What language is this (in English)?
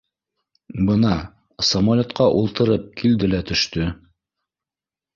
Bashkir